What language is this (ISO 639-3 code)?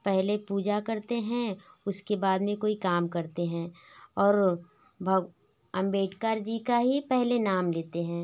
hin